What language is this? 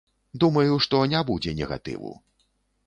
Belarusian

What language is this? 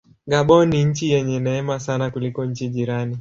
Swahili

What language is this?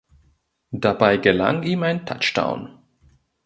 German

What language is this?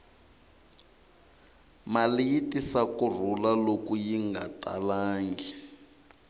Tsonga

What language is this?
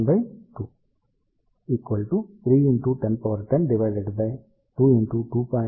Telugu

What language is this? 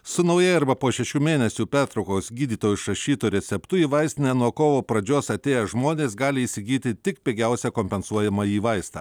Lithuanian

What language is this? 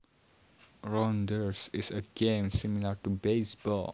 Javanese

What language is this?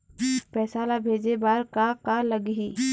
Chhattisgarhi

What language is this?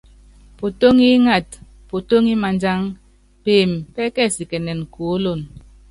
Yangben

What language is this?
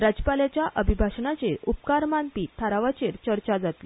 Konkani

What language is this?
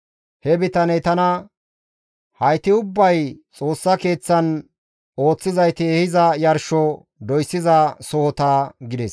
Gamo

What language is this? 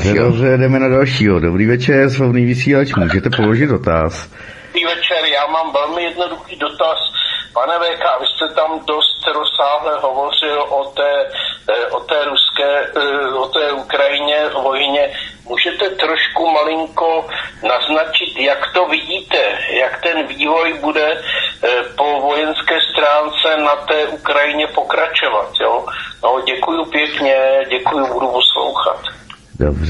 Czech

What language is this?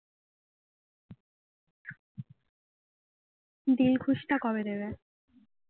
Bangla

